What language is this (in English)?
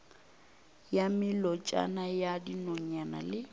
Northern Sotho